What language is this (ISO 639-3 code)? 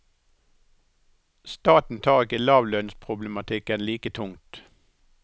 nor